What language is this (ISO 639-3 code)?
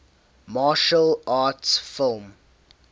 eng